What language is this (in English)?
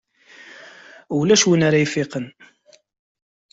Kabyle